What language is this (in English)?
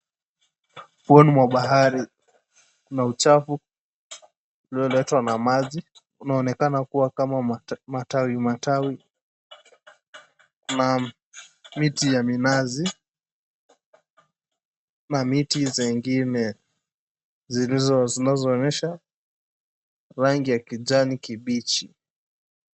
Swahili